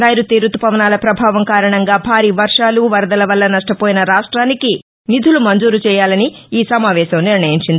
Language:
Telugu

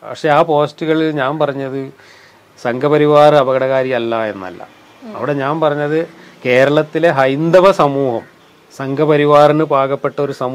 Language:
Malayalam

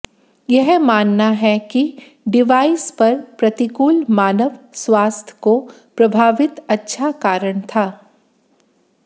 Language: Hindi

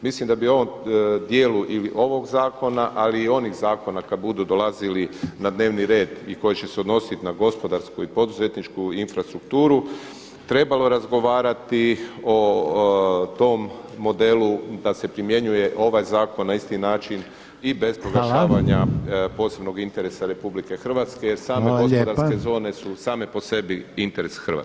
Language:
Croatian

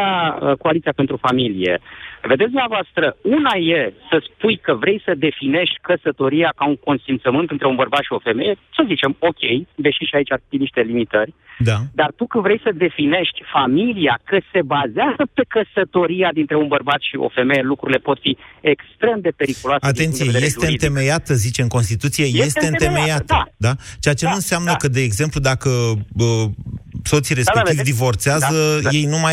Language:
Romanian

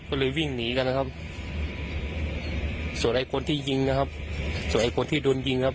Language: Thai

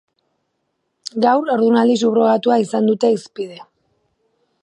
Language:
Basque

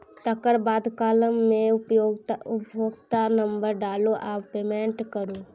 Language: Maithili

